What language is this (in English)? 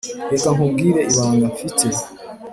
Kinyarwanda